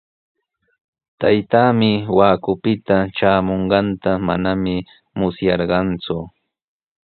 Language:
Sihuas Ancash Quechua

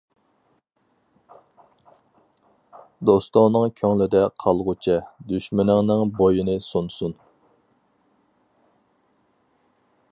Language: Uyghur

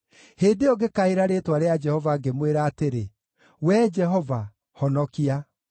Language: Kikuyu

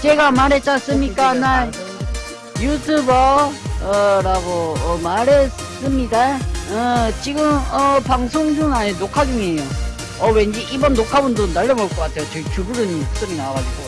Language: Korean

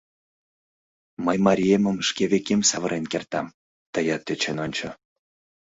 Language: Mari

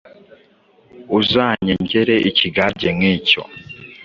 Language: Kinyarwanda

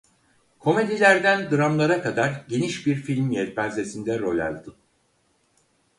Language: Turkish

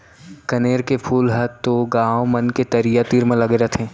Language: Chhattisgarhi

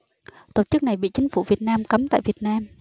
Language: Vietnamese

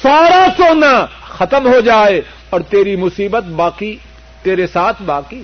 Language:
Urdu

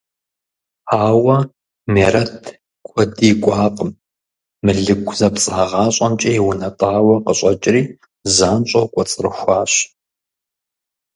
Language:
Kabardian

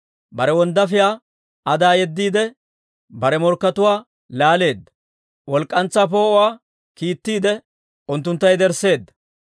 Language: Dawro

